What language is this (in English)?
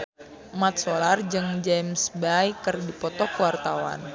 Sundanese